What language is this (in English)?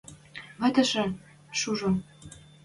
Western Mari